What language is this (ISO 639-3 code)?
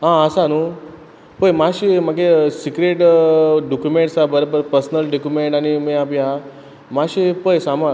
kok